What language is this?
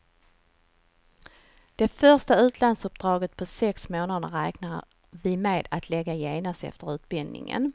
Swedish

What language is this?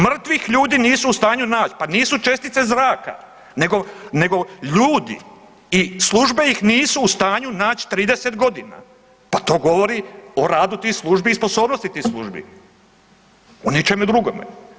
Croatian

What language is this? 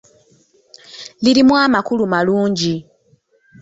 Ganda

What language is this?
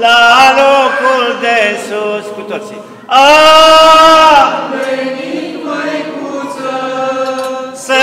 Romanian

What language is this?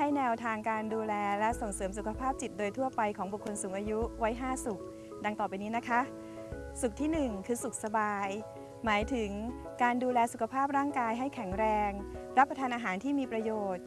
Thai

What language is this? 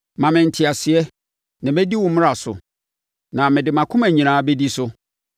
Akan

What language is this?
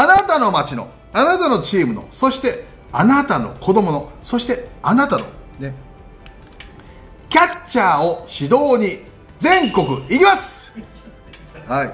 Japanese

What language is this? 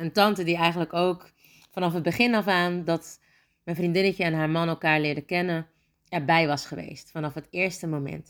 Dutch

